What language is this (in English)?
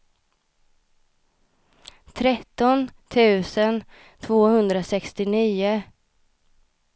Swedish